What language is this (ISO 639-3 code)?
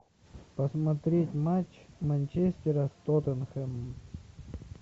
rus